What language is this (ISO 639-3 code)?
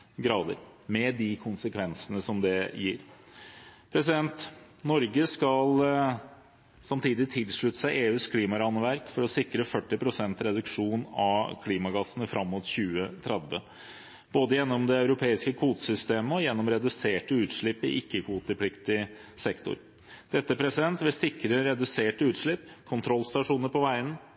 nob